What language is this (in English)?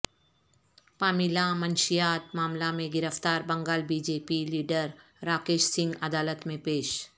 Urdu